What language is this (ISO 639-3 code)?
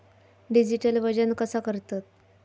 mar